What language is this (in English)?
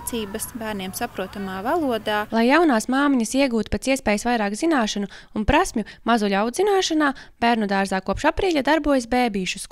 Latvian